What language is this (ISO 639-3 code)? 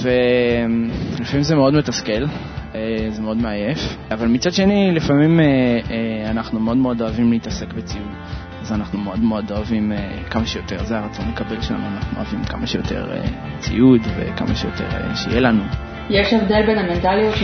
heb